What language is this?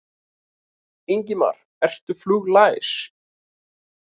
Icelandic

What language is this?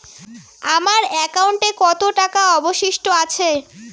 Bangla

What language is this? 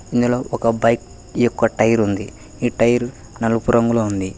Telugu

